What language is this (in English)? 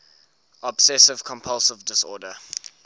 English